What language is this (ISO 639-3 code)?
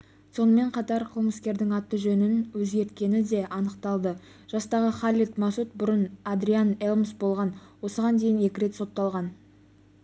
kaz